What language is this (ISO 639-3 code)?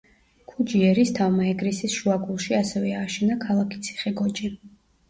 kat